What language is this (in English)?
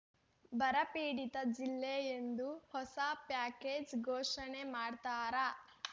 Kannada